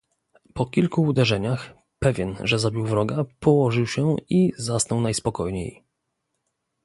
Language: Polish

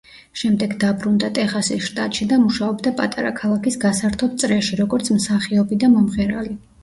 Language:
Georgian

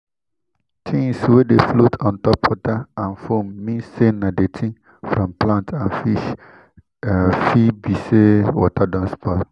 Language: Nigerian Pidgin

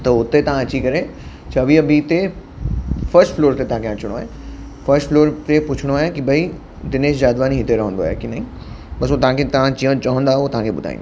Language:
Sindhi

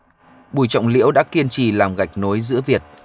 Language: Vietnamese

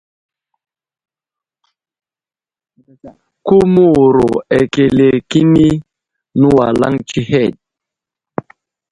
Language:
Wuzlam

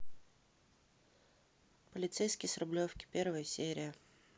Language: Russian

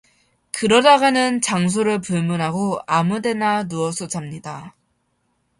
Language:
Korean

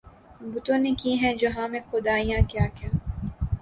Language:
Urdu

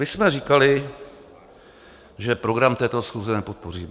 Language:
Czech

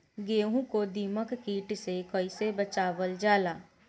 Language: Bhojpuri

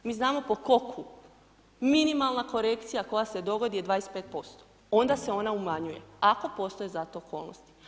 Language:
Croatian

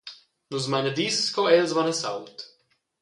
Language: Romansh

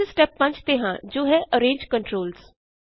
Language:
Punjabi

